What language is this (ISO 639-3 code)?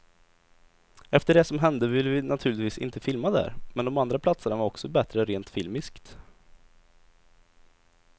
swe